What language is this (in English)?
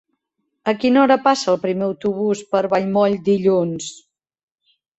Catalan